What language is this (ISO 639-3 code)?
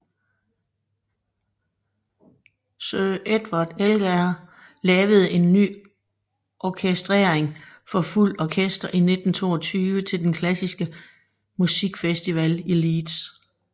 dan